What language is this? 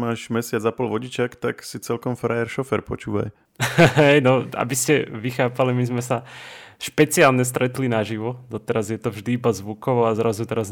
Slovak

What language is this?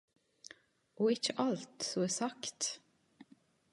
Norwegian Nynorsk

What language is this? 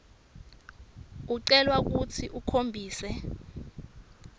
Swati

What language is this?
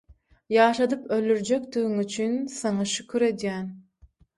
Turkmen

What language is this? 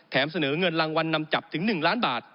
Thai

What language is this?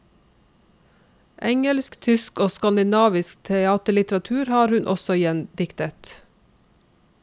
Norwegian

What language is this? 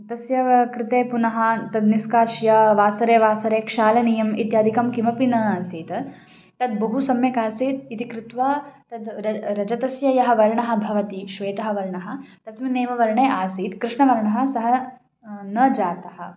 Sanskrit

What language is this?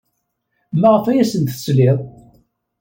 Kabyle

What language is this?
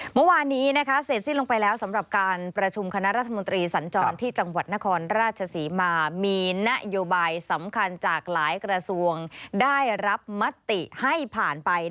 Thai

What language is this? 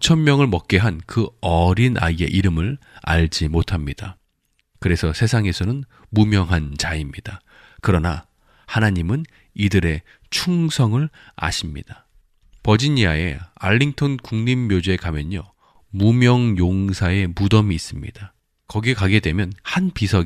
Korean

